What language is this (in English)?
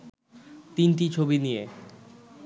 Bangla